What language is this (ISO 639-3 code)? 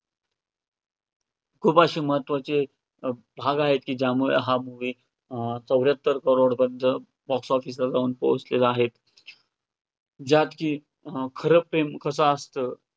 mar